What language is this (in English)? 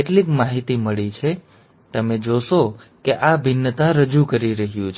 Gujarati